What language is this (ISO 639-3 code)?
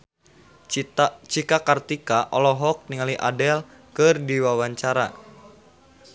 sun